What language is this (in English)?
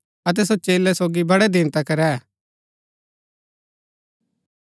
Gaddi